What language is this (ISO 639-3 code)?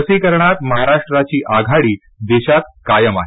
mar